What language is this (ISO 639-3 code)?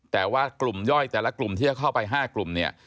tha